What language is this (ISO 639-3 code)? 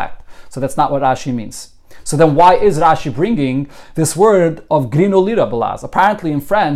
eng